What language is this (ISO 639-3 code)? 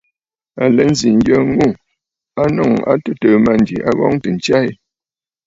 bfd